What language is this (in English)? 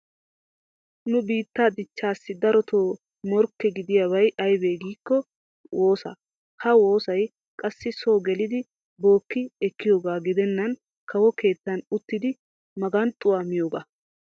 Wolaytta